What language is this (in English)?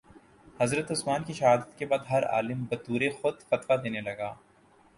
Urdu